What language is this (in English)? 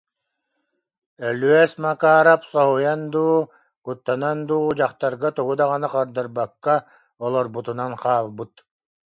Yakut